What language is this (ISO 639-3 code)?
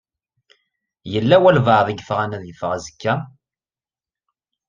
kab